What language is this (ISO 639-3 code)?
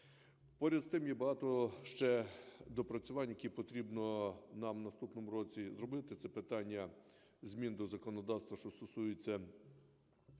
ukr